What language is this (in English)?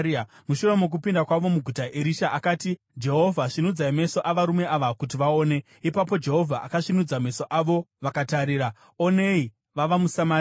Shona